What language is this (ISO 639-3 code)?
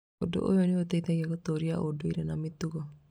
kik